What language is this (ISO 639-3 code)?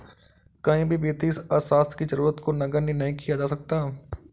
hin